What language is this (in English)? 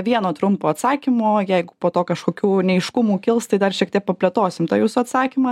Lithuanian